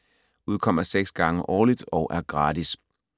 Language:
Danish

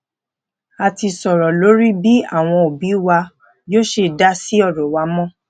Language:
Yoruba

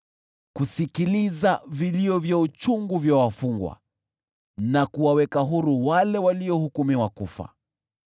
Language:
Swahili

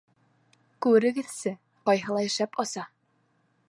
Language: Bashkir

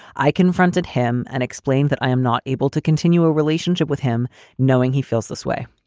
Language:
English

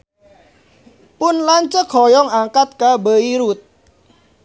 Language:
Sundanese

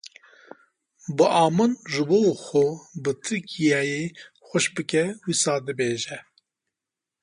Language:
Kurdish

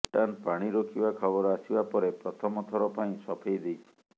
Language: Odia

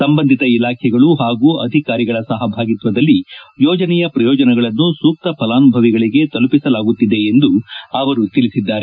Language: Kannada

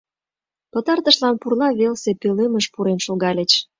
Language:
Mari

